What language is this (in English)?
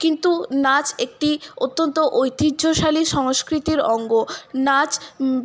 Bangla